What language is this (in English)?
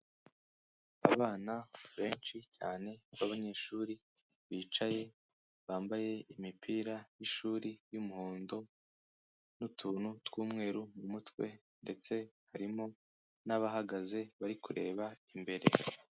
Kinyarwanda